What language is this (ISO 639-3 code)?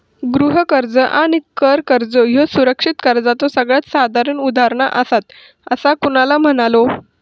mar